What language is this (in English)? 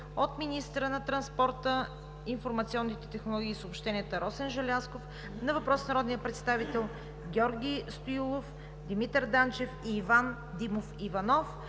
Bulgarian